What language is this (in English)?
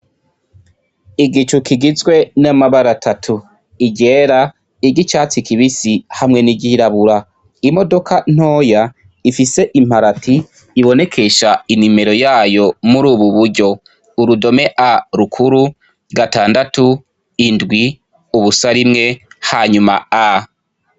Rundi